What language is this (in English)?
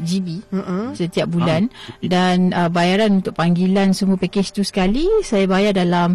Malay